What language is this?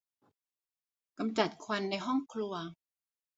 Thai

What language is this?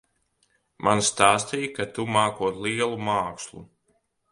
Latvian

